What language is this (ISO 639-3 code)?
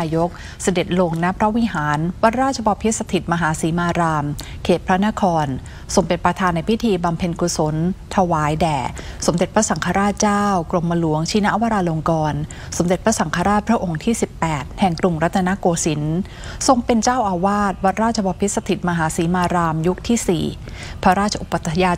tha